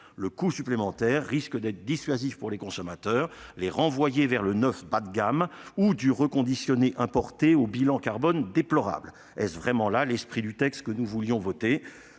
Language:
French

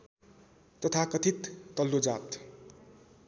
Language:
Nepali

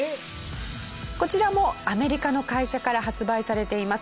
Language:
Japanese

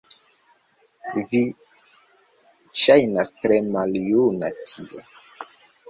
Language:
Esperanto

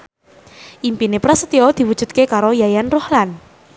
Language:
Javanese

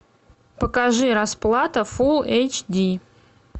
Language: Russian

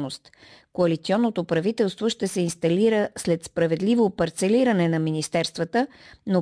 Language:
Bulgarian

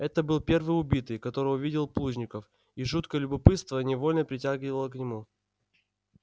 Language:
Russian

